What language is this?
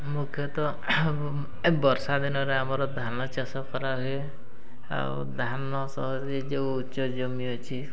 Odia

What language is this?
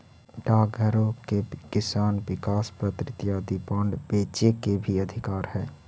Magahi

